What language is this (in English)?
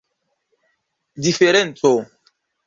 Esperanto